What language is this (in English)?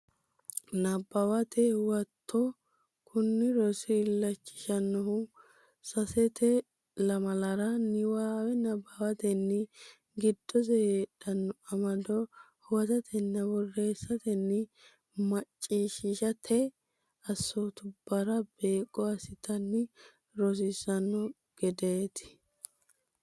Sidamo